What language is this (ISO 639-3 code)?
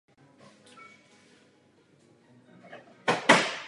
ces